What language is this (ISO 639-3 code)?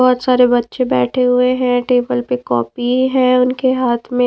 hin